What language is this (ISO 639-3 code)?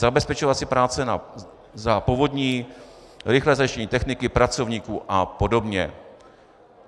ces